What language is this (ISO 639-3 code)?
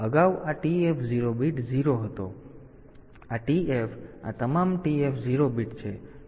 guj